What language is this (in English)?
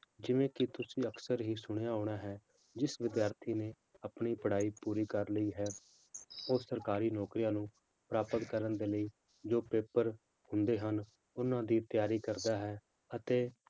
Punjabi